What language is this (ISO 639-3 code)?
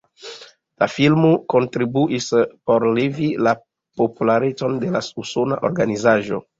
epo